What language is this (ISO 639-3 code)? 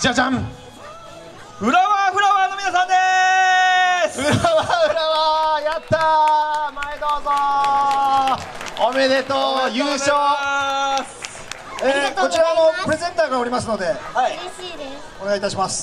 jpn